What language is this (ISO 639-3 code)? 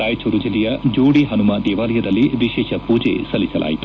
kan